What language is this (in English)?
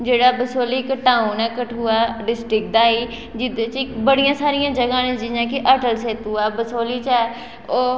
Dogri